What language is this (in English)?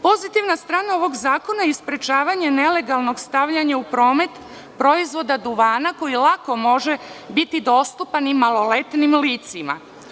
Serbian